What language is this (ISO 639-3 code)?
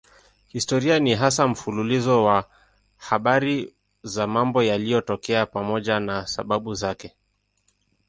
swa